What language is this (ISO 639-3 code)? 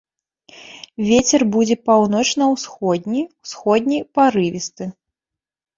bel